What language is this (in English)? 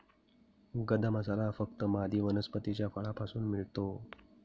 Marathi